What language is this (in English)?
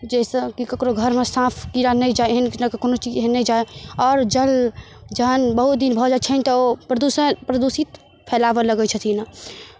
Maithili